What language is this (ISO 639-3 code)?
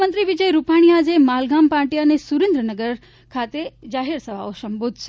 guj